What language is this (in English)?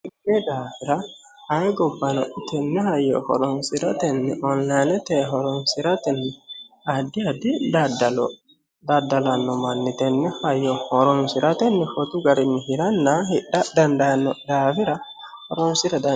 Sidamo